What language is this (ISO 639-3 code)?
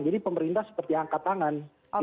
ind